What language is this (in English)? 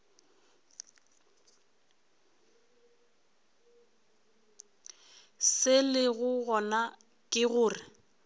Northern Sotho